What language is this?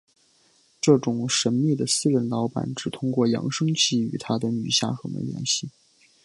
Chinese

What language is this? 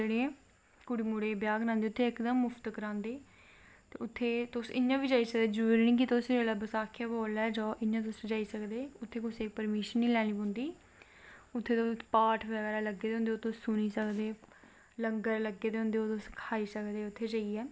Dogri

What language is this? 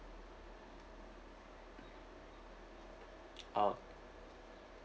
English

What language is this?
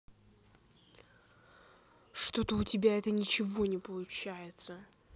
Russian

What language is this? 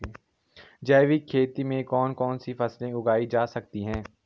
Hindi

